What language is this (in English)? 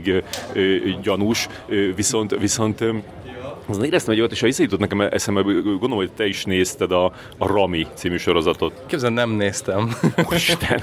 Hungarian